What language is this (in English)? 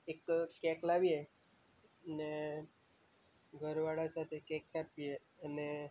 Gujarati